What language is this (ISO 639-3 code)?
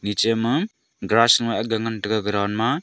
nnp